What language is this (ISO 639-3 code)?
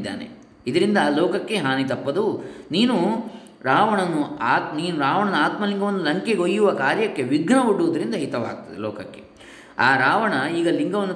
kan